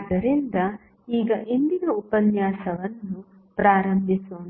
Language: Kannada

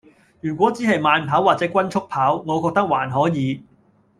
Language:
Cantonese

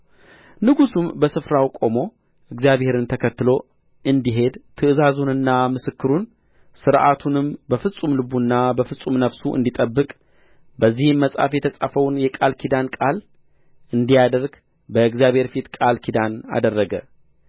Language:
Amharic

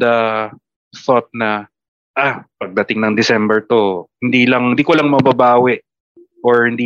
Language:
Filipino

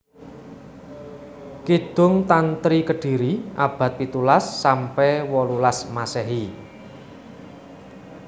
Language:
Javanese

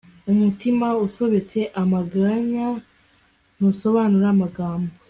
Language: Kinyarwanda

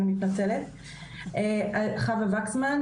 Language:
Hebrew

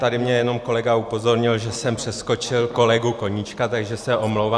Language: Czech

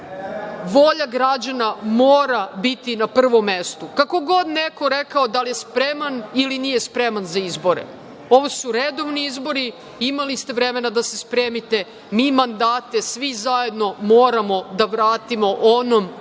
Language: Serbian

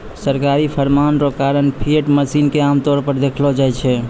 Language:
Maithili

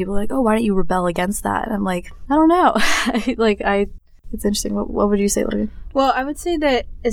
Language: English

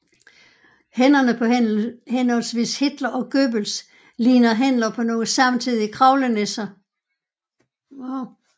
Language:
Danish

